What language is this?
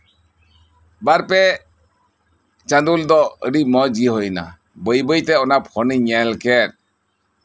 Santali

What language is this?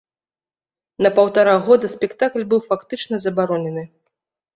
Belarusian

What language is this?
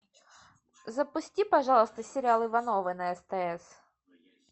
Russian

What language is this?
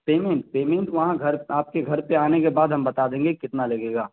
Urdu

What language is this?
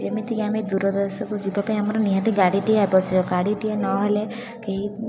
Odia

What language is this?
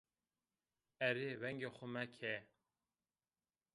Zaza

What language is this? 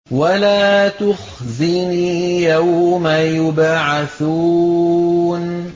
Arabic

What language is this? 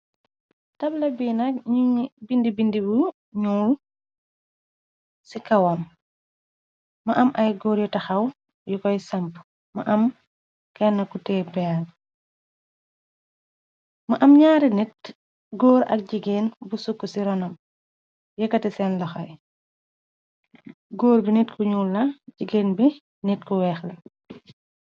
Wolof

